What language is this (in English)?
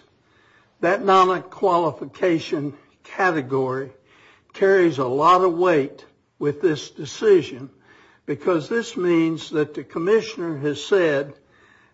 English